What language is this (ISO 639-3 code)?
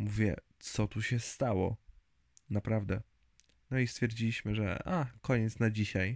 pol